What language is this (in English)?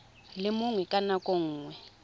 Tswana